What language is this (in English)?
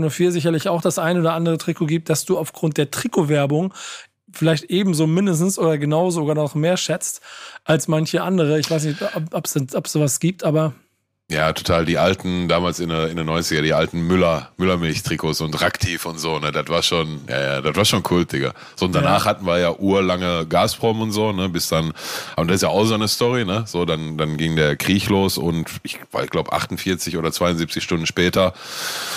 German